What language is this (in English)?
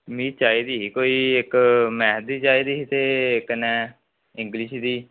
Dogri